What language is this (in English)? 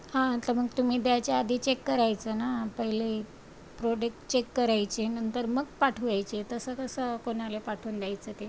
Marathi